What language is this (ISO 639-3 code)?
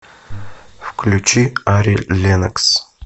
rus